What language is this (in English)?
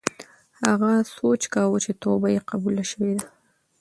Pashto